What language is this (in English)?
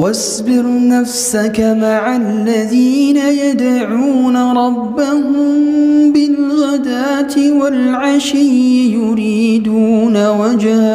Arabic